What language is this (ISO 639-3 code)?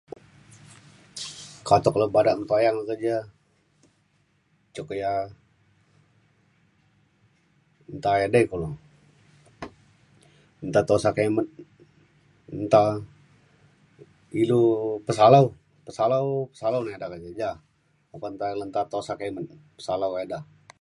xkl